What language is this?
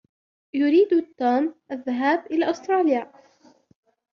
Arabic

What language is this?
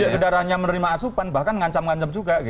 Indonesian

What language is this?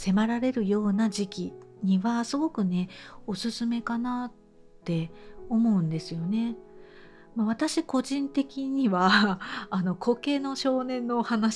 Japanese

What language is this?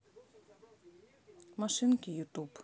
Russian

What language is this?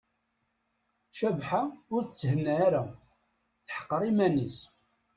Kabyle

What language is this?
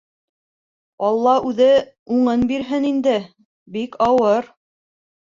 Bashkir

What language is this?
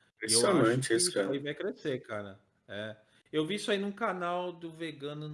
Portuguese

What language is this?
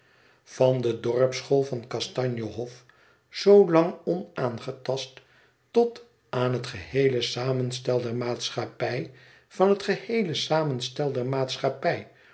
Dutch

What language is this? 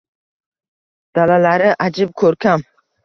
Uzbek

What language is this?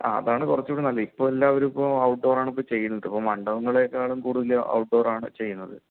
Malayalam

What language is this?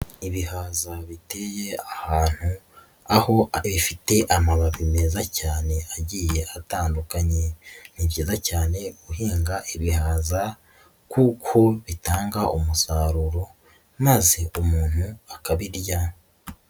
Kinyarwanda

